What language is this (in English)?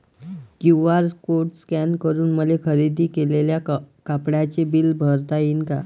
Marathi